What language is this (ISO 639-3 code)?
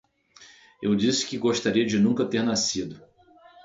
por